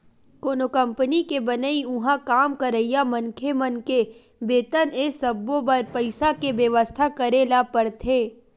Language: Chhattisgarhi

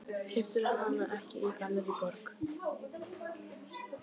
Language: Icelandic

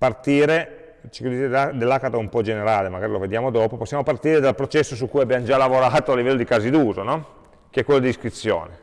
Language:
Italian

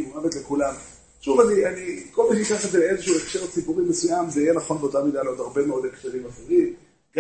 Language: Hebrew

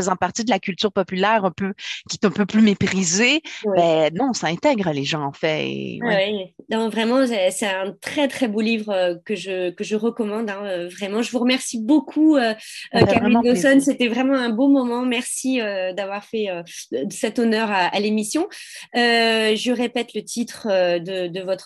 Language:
French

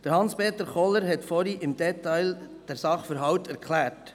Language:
Swiss German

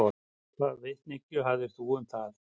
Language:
Icelandic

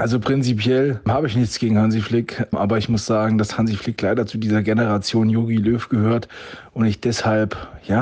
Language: German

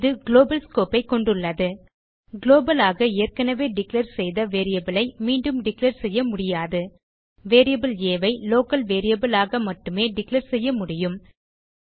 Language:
Tamil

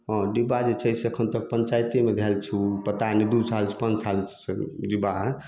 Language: Maithili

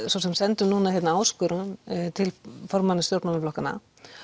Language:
Icelandic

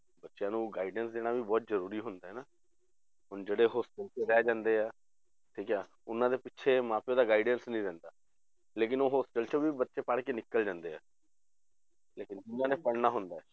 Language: Punjabi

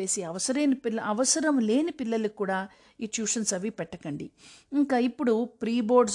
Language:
Telugu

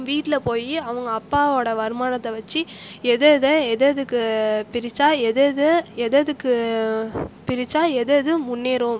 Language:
Tamil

